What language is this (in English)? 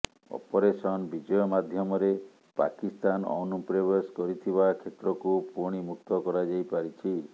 Odia